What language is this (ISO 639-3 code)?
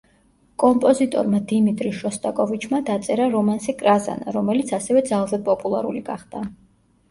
kat